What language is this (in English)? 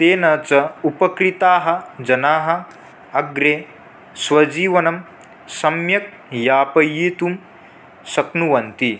Sanskrit